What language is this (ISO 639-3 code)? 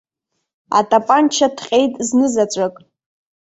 abk